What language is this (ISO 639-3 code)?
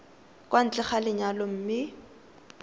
tsn